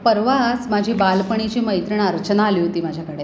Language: Marathi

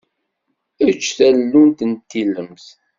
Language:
Kabyle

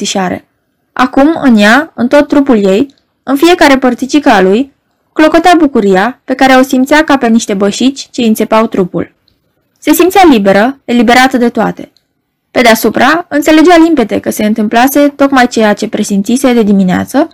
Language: Romanian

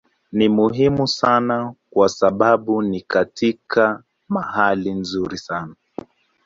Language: Swahili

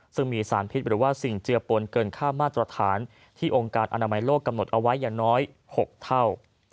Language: Thai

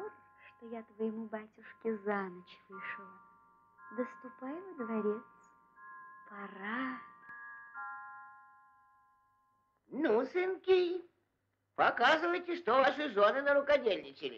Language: Russian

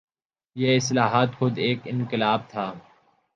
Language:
Urdu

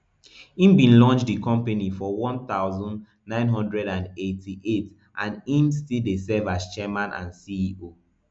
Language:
Nigerian Pidgin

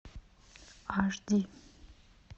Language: Russian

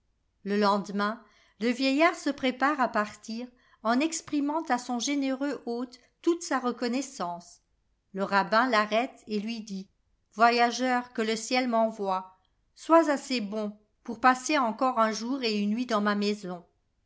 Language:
French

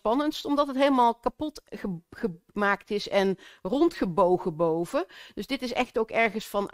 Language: Dutch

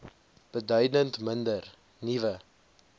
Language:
Afrikaans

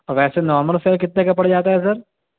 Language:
Urdu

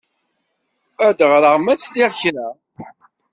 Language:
Kabyle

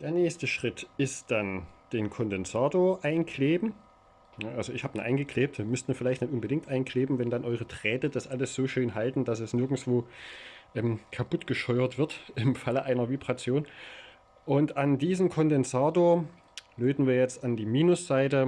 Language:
German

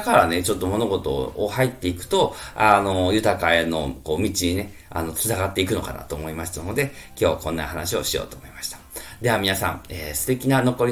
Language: Japanese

